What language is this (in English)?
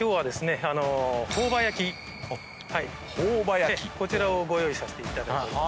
Japanese